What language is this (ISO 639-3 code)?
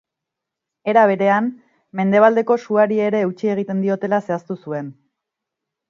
eus